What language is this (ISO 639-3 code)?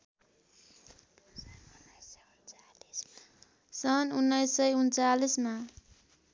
nep